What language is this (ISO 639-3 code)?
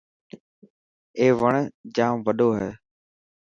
mki